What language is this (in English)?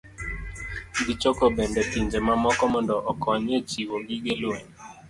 Luo (Kenya and Tanzania)